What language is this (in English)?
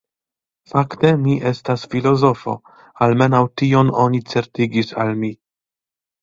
Esperanto